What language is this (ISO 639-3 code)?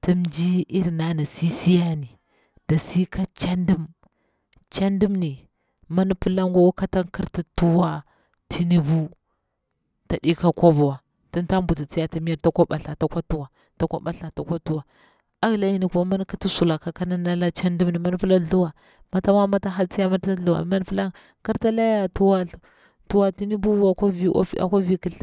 bwr